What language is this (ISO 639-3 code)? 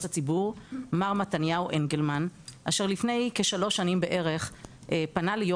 heb